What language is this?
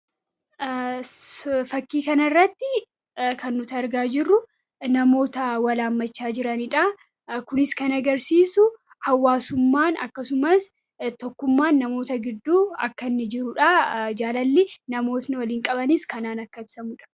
Oromo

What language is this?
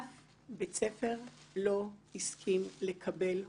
Hebrew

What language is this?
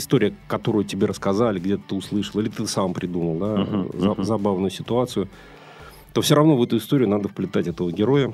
Russian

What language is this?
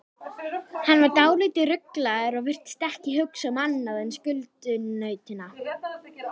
Icelandic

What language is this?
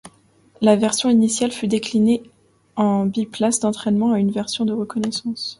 French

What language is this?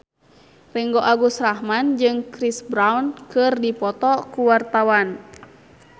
Sundanese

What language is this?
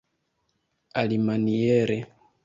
Esperanto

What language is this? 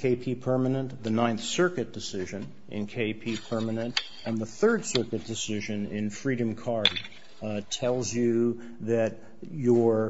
English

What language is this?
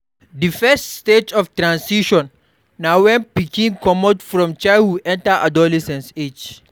Nigerian Pidgin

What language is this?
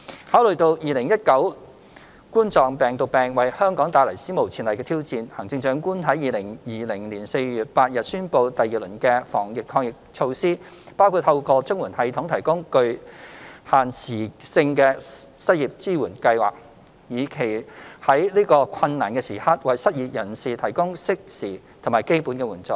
Cantonese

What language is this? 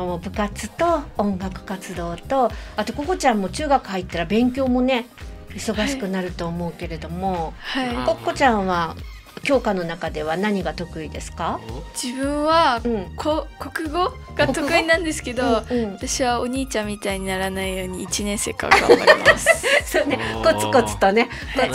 Japanese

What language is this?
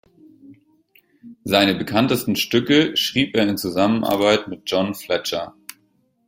German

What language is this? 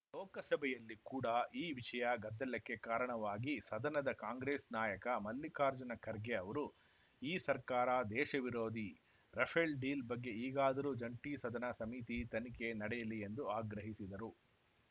Kannada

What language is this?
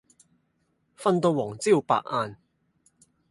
Cantonese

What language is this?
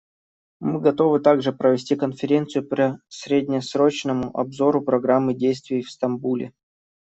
Russian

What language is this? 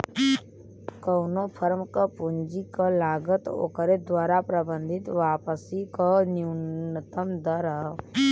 Bhojpuri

